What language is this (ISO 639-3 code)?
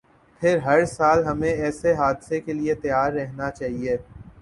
urd